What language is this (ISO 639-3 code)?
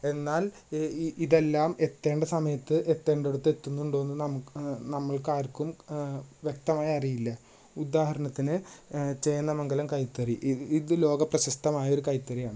mal